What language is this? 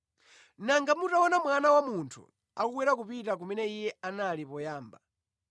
Nyanja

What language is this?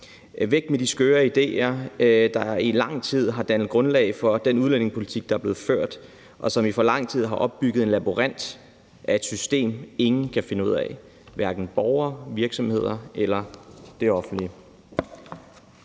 Danish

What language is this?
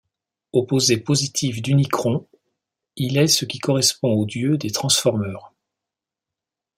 French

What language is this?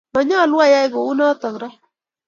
Kalenjin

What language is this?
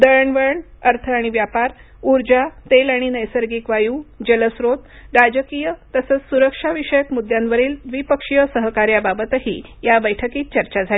Marathi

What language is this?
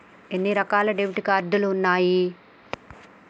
Telugu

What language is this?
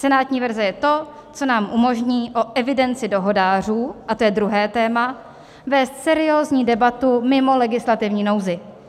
Czech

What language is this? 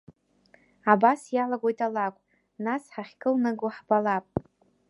Abkhazian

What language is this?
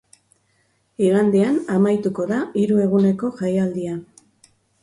Basque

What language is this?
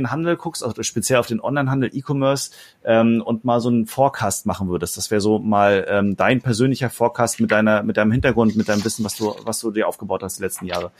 German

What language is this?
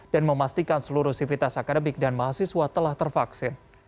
Indonesian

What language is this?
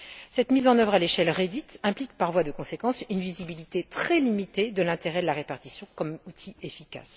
French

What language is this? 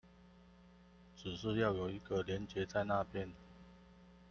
Chinese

